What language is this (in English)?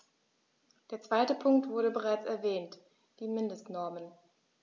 German